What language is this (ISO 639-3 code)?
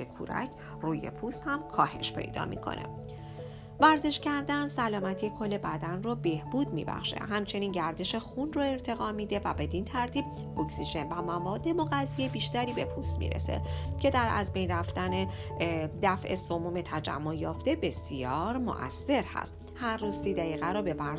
fas